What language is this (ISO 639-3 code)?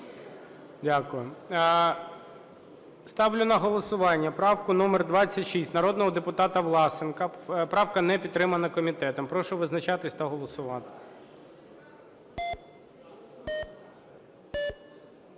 ukr